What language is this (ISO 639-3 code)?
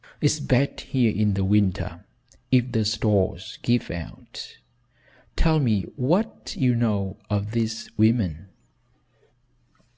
eng